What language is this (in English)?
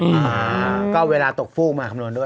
Thai